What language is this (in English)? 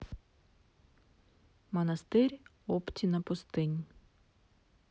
Russian